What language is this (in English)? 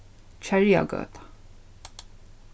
Faroese